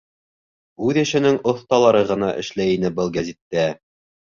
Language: Bashkir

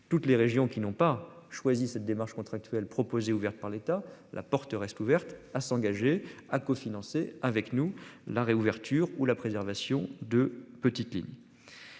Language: French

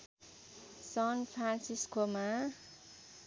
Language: Nepali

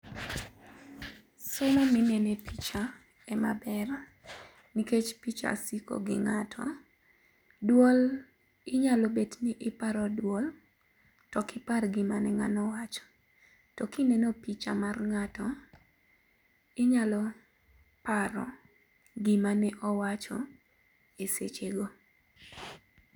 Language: Luo (Kenya and Tanzania)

